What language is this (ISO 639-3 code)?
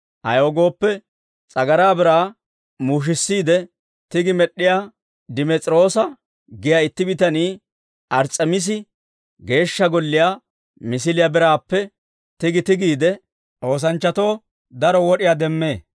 dwr